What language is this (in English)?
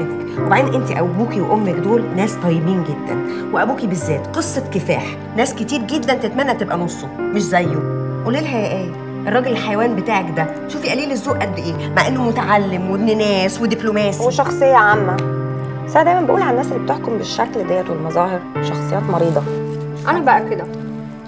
Arabic